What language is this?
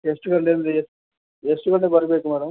Kannada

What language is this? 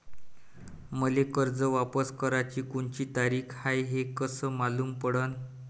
Marathi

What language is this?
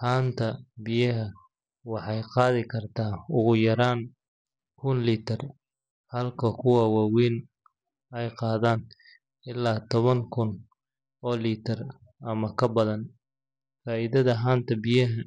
Somali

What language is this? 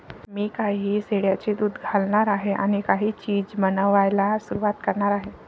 Marathi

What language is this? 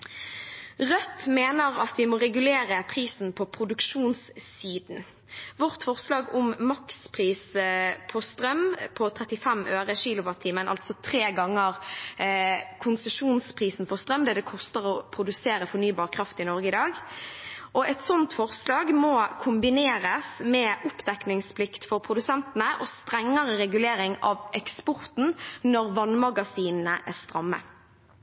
Norwegian Bokmål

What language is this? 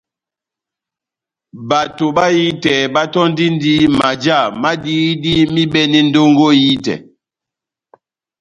Batanga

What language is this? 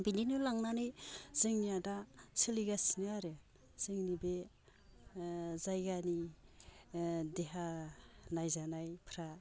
Bodo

